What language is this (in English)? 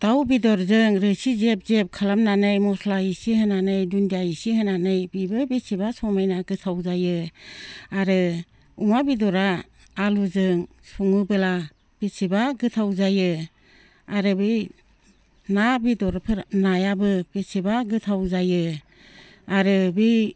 Bodo